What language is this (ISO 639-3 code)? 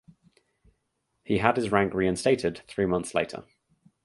eng